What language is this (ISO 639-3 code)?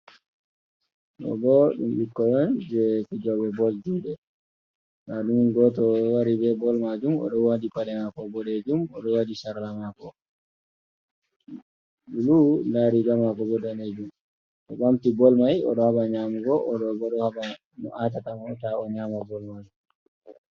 ful